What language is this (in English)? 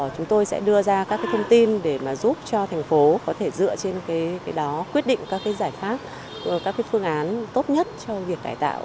Vietnamese